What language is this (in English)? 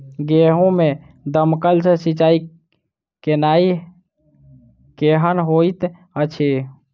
Maithili